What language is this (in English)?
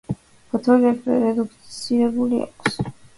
Georgian